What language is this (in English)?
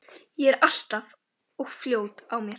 Icelandic